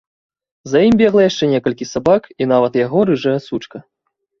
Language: Belarusian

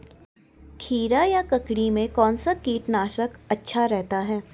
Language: Hindi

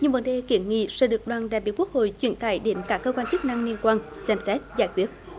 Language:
Vietnamese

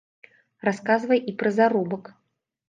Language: Belarusian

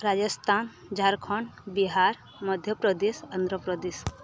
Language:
Odia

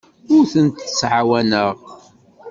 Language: Kabyle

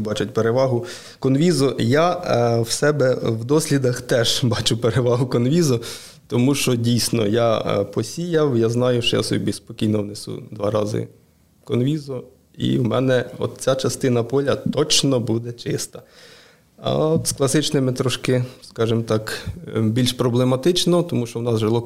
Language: Ukrainian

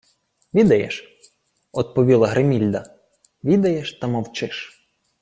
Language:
Ukrainian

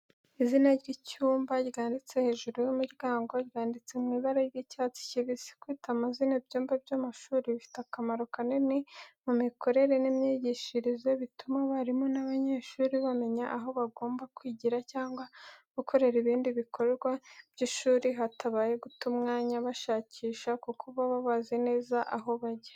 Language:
Kinyarwanda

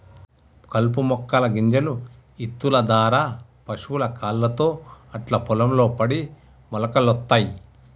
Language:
Telugu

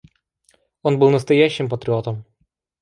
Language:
Russian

